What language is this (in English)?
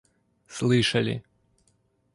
Russian